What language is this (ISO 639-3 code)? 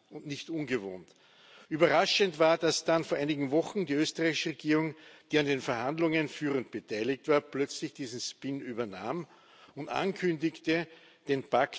deu